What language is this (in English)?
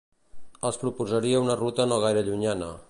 Catalan